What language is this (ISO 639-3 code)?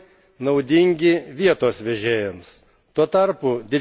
lit